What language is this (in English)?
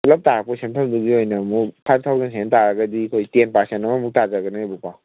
Manipuri